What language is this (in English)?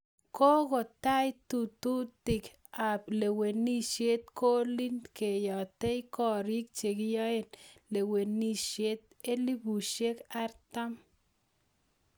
Kalenjin